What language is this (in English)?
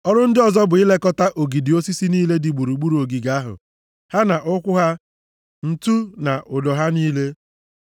Igbo